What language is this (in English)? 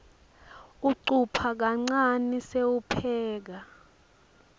Swati